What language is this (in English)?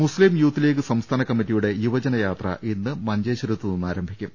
Malayalam